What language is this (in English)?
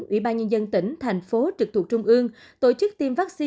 Vietnamese